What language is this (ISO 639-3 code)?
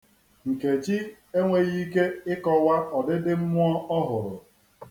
ibo